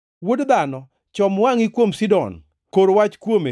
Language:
Luo (Kenya and Tanzania)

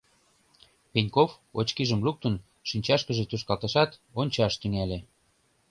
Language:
Mari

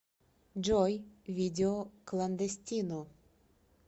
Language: Russian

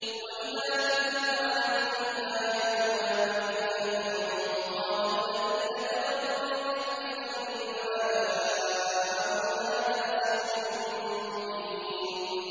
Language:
Arabic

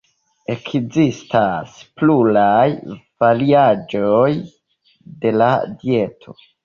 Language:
Esperanto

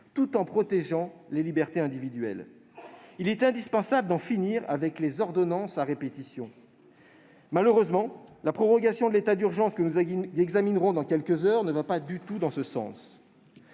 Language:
French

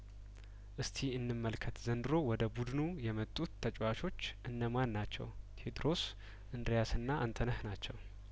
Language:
Amharic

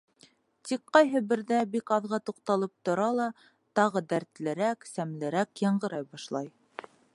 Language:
Bashkir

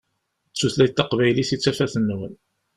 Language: Kabyle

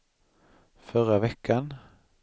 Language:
Swedish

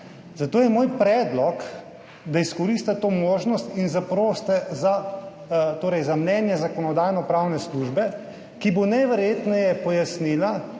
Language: Slovenian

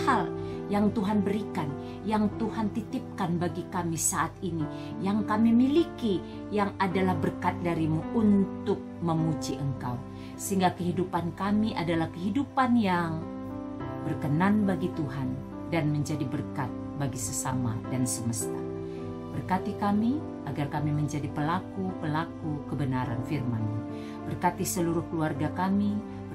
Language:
Indonesian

